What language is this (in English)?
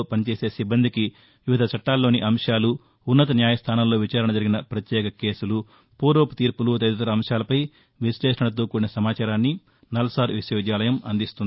Telugu